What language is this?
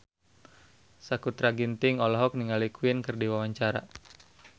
Sundanese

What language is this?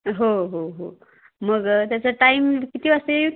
Marathi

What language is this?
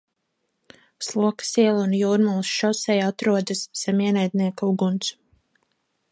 Latvian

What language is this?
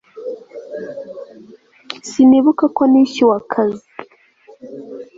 Kinyarwanda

